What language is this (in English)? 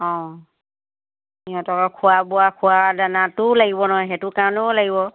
Assamese